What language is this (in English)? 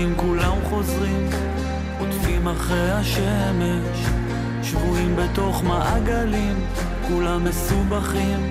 Hebrew